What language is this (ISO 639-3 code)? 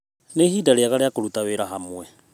kik